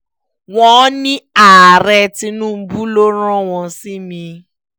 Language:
Yoruba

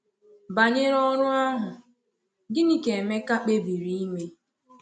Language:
Igbo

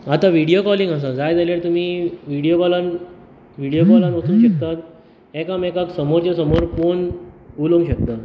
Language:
Konkani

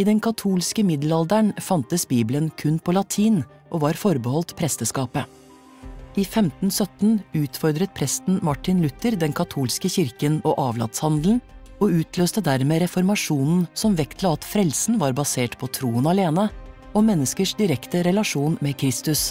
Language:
Norwegian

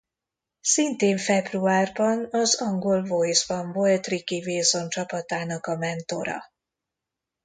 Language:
Hungarian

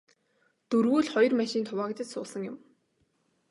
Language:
Mongolian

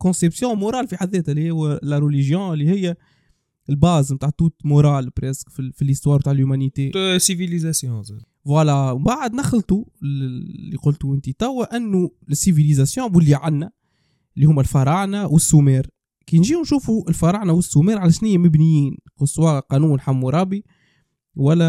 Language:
Arabic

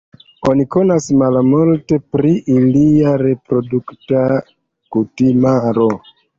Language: Esperanto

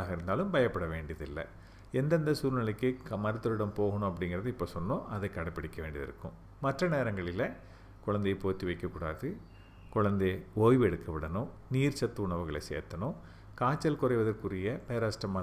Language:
Tamil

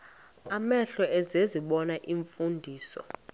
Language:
Xhosa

